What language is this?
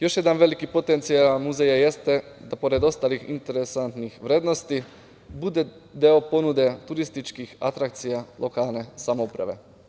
Serbian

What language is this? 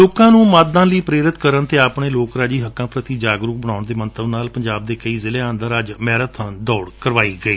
Punjabi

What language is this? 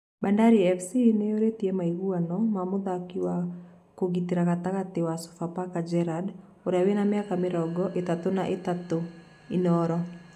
Kikuyu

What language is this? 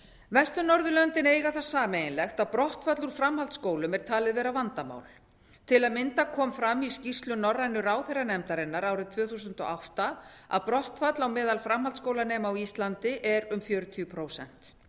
Icelandic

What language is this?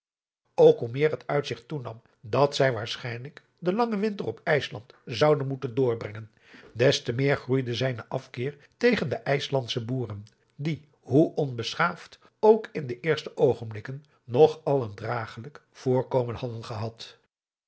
Dutch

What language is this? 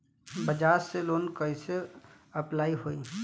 Bhojpuri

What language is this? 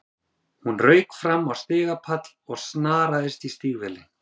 Icelandic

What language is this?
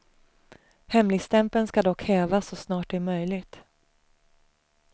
Swedish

